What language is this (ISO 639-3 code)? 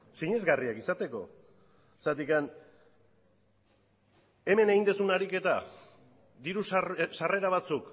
eus